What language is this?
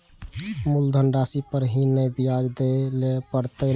Maithili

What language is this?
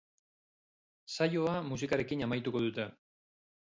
Basque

